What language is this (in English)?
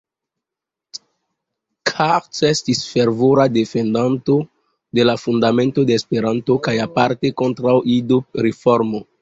Esperanto